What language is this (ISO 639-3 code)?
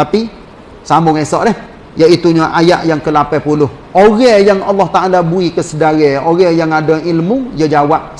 msa